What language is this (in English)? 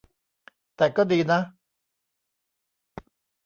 Thai